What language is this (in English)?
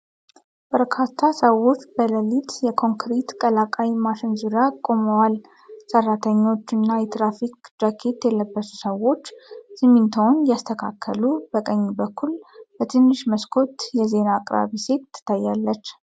Amharic